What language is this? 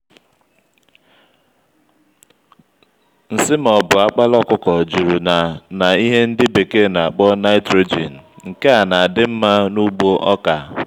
Igbo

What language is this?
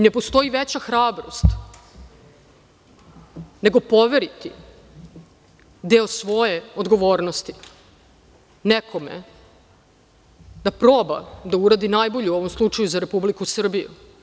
Serbian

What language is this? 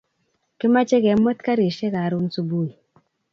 Kalenjin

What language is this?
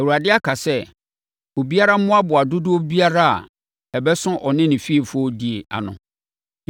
Akan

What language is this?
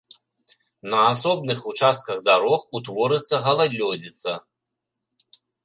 Belarusian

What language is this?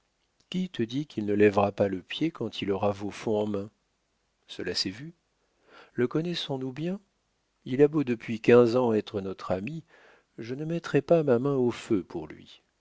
French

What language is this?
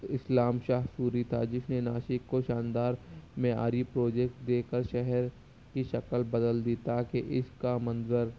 Urdu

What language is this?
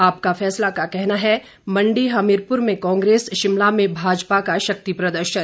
Hindi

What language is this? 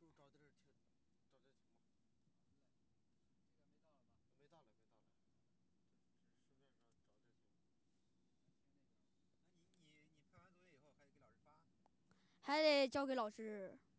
Chinese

